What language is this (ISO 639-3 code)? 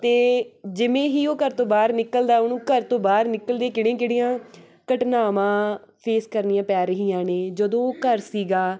pan